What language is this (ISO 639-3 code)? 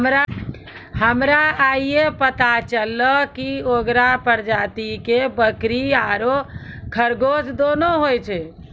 mai